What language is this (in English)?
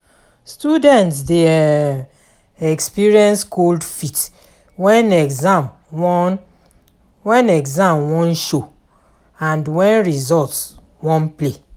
Nigerian Pidgin